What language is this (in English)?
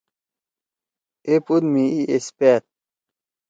Torwali